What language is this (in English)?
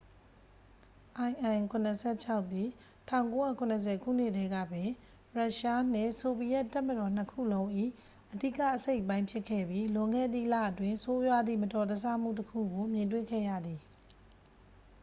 Burmese